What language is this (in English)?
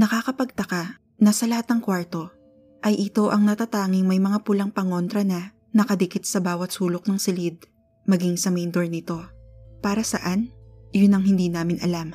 Filipino